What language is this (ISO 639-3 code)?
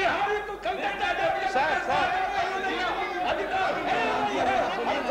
ara